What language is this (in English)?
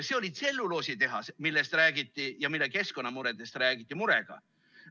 Estonian